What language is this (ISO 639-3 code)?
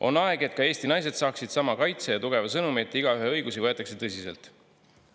est